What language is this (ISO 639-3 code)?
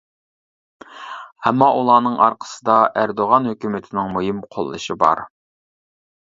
uig